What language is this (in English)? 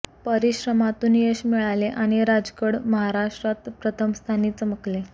Marathi